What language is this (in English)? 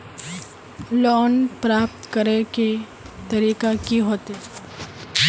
Magahi